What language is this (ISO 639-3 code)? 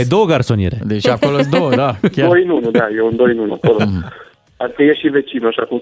ron